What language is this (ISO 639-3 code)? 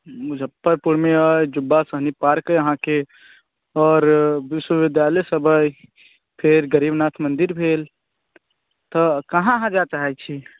mai